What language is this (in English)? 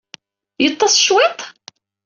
Kabyle